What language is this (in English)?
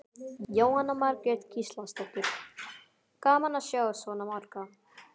Icelandic